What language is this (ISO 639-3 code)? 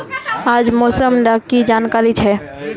mag